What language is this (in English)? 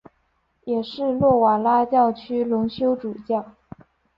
Chinese